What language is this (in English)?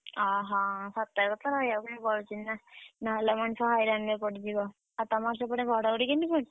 Odia